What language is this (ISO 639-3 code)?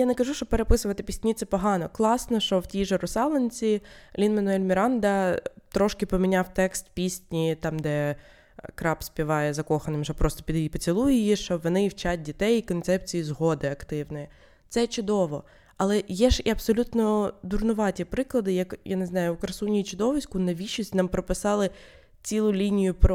ukr